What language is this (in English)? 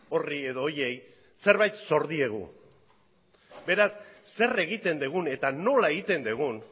Basque